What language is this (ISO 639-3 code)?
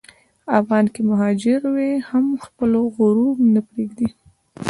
pus